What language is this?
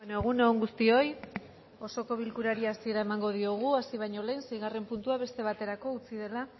Basque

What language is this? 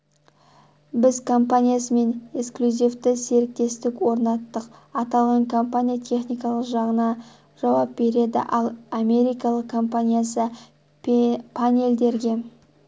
Kazakh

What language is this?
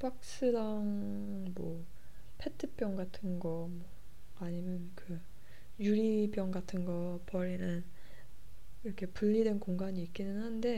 Korean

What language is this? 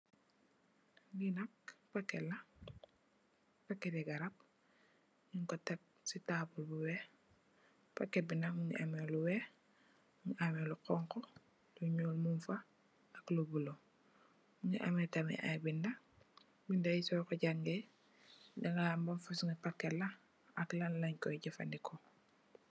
Wolof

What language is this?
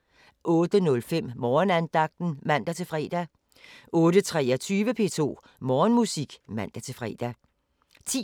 Danish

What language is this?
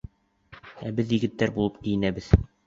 Bashkir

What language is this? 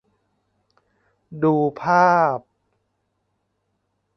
Thai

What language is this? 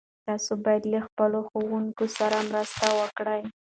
Pashto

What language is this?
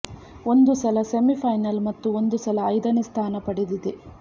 Kannada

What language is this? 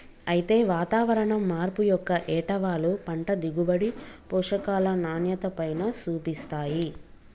Telugu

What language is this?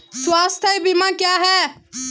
Hindi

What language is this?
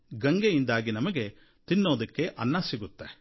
Kannada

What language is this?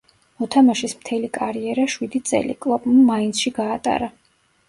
Georgian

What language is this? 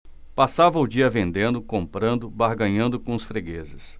Portuguese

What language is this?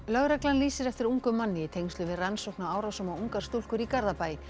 Icelandic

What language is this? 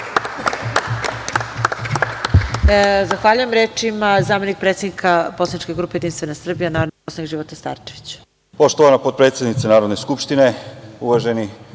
Serbian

